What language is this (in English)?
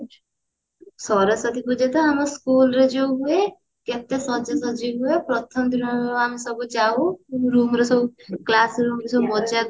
Odia